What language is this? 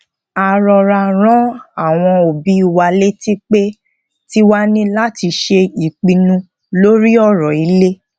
Yoruba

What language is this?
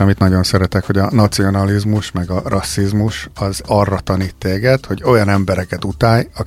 Hungarian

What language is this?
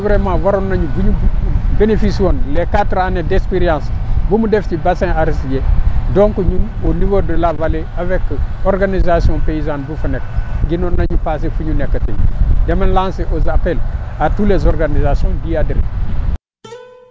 Wolof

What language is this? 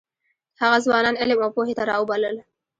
Pashto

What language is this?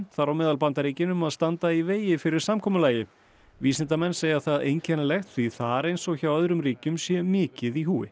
Icelandic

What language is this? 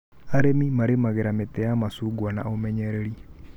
Kikuyu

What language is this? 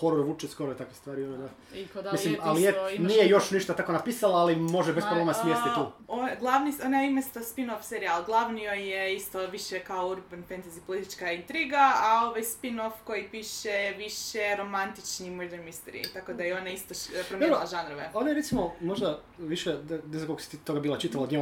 Croatian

